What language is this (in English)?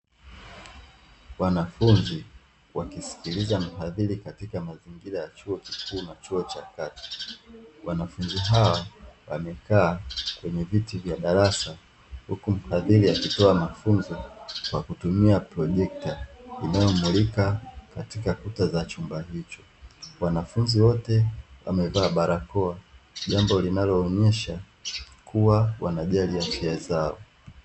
Swahili